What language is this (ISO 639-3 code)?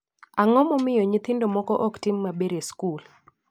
luo